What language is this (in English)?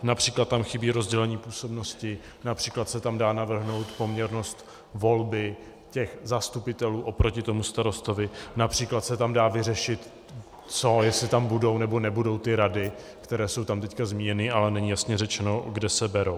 Czech